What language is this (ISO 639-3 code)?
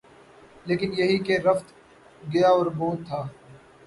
urd